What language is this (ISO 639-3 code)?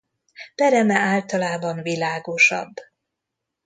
hun